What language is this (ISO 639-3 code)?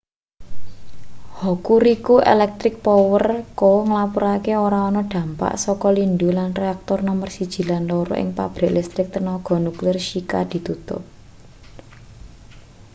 jav